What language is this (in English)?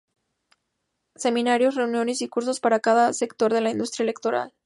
Spanish